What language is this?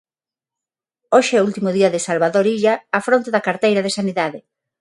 Galician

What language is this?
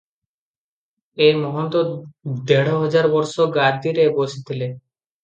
Odia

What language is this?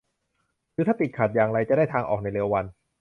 Thai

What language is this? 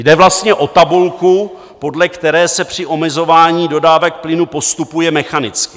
Czech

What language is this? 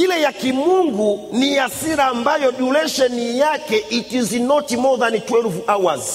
Swahili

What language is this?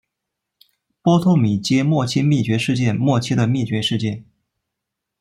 Chinese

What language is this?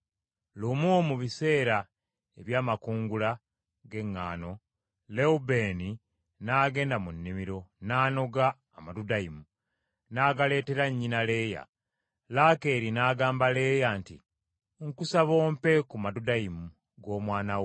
Ganda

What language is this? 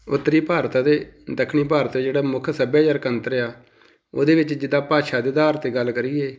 Punjabi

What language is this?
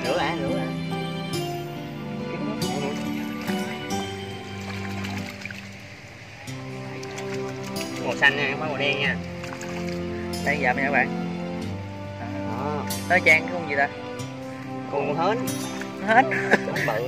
Vietnamese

